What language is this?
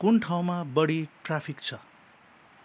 Nepali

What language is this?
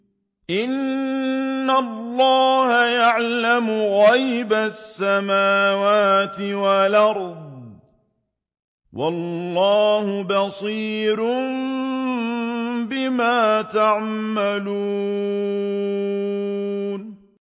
Arabic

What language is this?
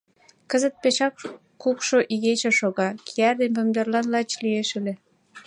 Mari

